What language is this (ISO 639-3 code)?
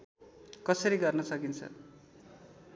nep